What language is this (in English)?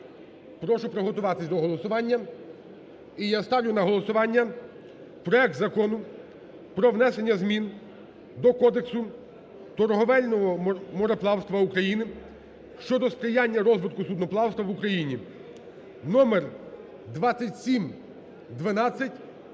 Ukrainian